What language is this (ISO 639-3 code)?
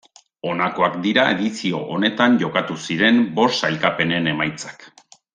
eus